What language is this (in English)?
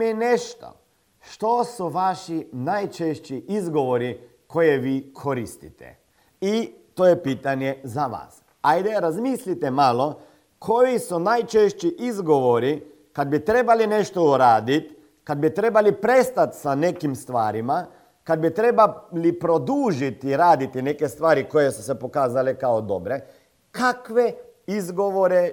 Croatian